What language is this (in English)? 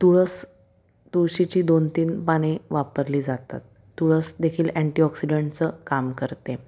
Marathi